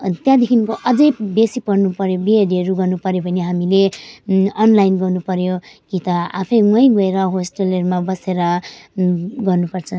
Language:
Nepali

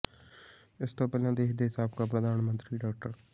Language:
Punjabi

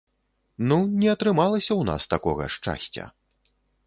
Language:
Belarusian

